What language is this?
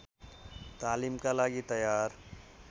Nepali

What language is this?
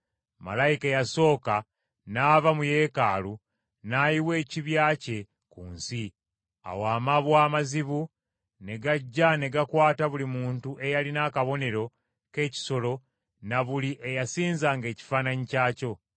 Ganda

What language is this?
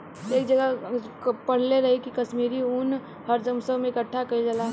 Bhojpuri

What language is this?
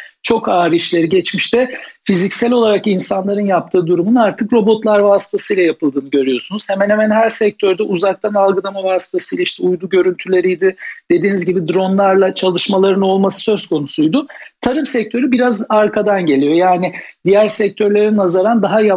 Turkish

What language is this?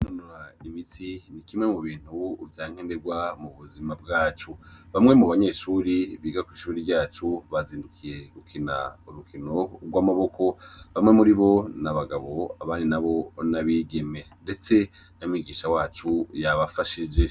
Rundi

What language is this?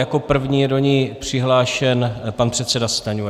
Czech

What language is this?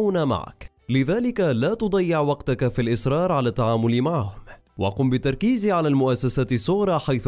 Arabic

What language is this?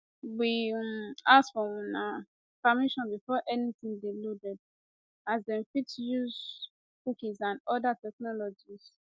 Nigerian Pidgin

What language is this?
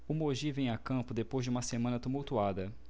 Portuguese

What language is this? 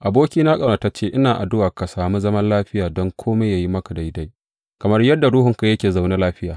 Hausa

